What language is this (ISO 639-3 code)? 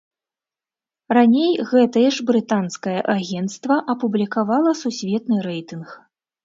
bel